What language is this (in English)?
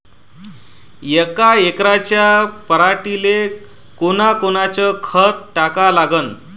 Marathi